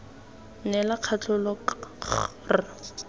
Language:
Tswana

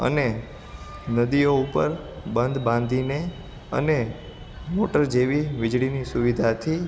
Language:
Gujarati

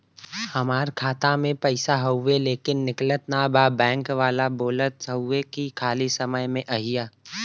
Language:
Bhojpuri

